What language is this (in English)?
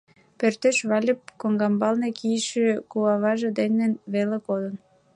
Mari